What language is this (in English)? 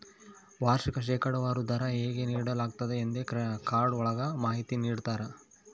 Kannada